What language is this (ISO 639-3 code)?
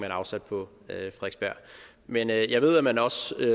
dan